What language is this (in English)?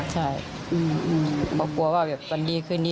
Thai